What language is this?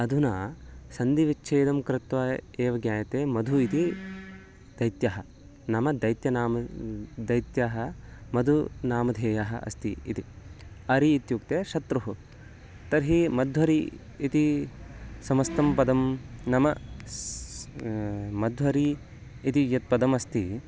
Sanskrit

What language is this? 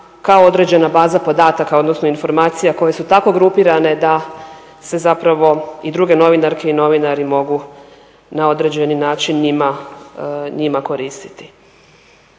Croatian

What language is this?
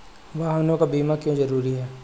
Hindi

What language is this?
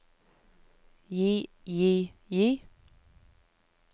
Norwegian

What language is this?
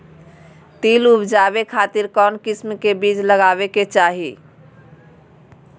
Magahi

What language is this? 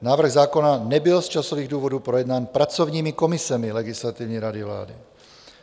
Czech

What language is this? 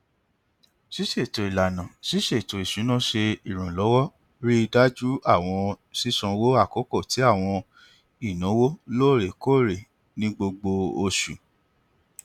Yoruba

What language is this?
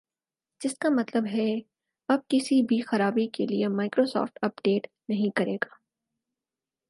Urdu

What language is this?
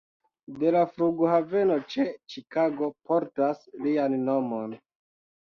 Esperanto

